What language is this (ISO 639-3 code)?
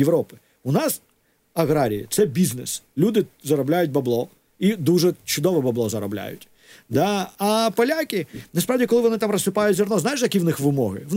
ukr